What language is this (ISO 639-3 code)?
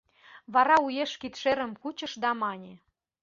chm